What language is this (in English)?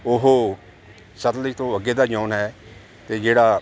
Punjabi